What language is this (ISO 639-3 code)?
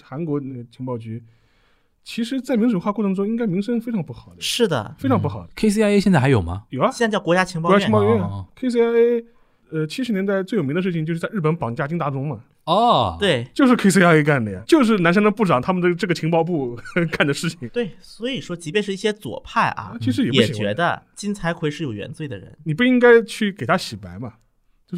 zho